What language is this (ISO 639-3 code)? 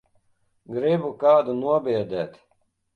lav